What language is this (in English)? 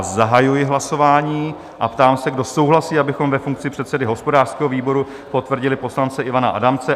Czech